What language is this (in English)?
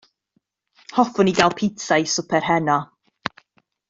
Welsh